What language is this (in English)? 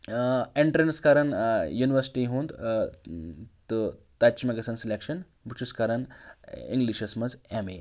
Kashmiri